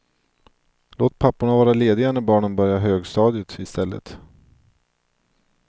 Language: Swedish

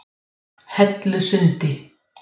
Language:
Icelandic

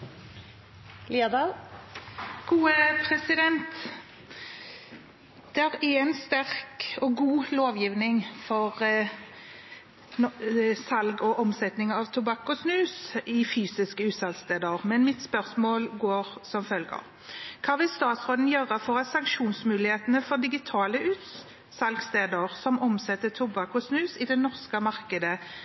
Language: Norwegian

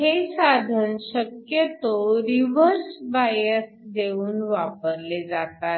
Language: Marathi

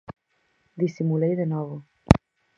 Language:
Galician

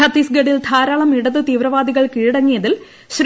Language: Malayalam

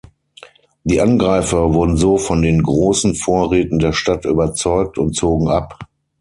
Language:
German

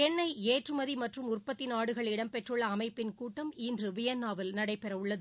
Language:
Tamil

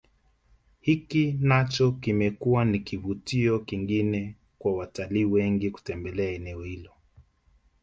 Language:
Swahili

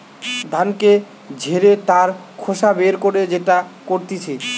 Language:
Bangla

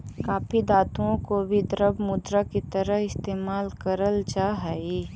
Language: Magahi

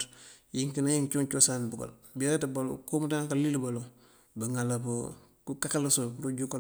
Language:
Mandjak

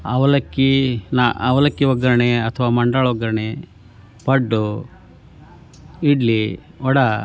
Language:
Kannada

